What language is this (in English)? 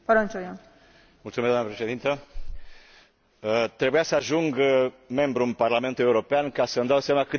Romanian